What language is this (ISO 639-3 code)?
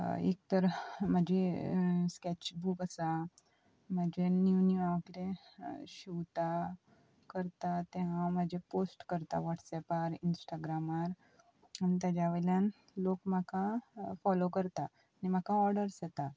kok